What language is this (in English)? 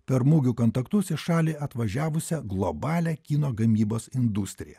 Lithuanian